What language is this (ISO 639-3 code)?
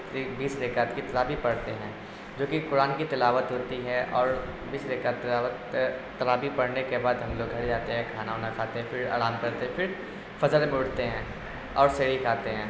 urd